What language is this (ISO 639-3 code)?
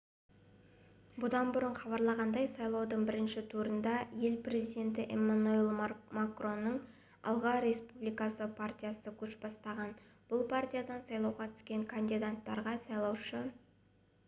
kaz